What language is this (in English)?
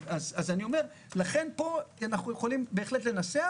Hebrew